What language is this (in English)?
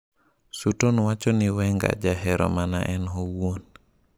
Luo (Kenya and Tanzania)